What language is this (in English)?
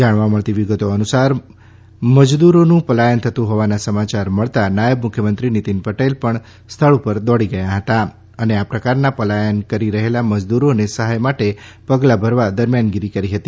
Gujarati